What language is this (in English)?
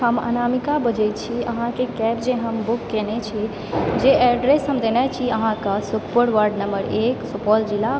Maithili